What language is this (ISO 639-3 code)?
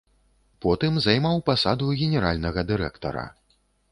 bel